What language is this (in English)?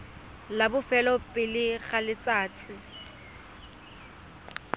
Tswana